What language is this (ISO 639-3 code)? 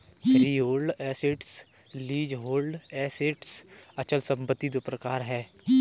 hin